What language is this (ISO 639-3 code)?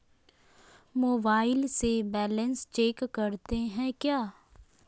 mag